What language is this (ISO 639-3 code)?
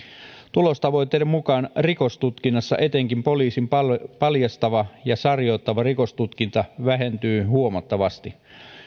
fin